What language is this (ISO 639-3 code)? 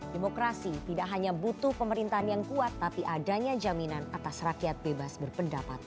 ind